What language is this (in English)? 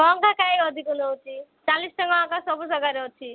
Odia